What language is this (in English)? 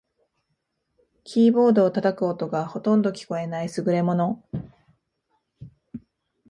Japanese